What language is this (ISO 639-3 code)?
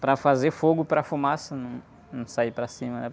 por